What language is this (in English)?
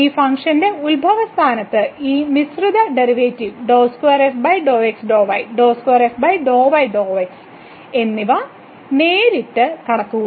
Malayalam